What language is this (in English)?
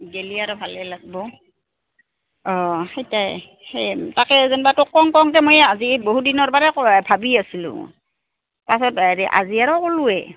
Assamese